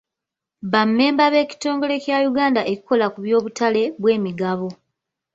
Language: Ganda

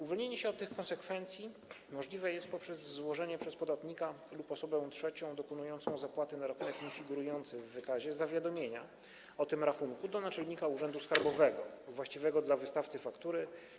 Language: Polish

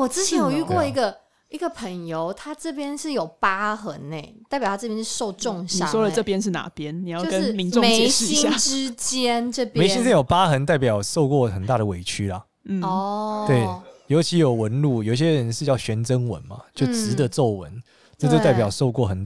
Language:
Chinese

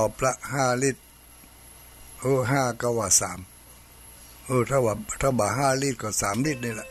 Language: Thai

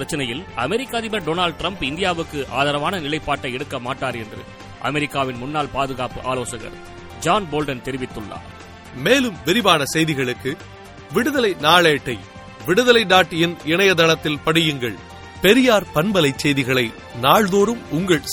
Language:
Tamil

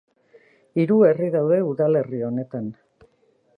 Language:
Basque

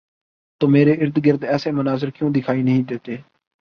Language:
Urdu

